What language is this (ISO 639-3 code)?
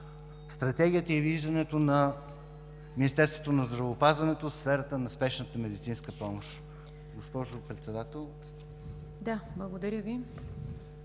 bul